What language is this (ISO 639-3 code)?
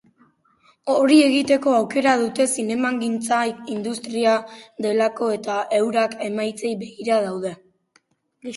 eus